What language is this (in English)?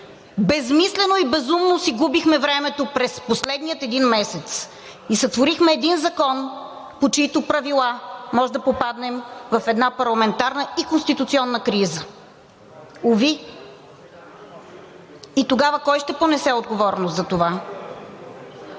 Bulgarian